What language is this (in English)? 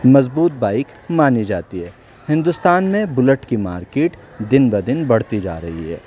Urdu